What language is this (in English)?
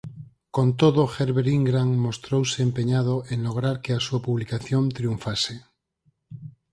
Galician